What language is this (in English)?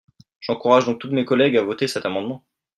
French